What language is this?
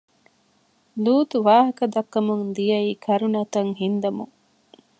Divehi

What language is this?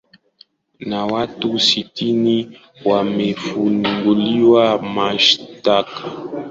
Swahili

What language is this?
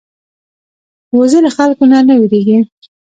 Pashto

